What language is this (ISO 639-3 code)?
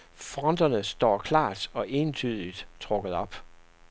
dan